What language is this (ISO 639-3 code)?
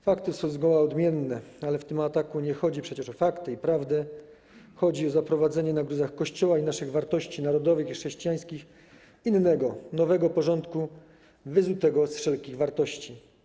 pol